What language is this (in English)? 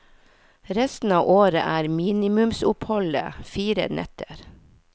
Norwegian